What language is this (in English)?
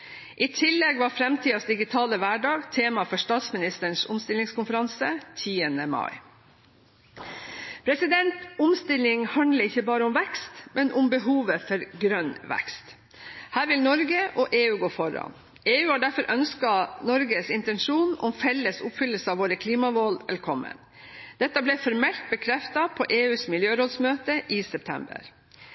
Norwegian Bokmål